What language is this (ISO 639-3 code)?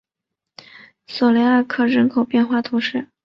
zho